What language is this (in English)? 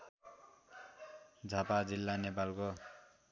Nepali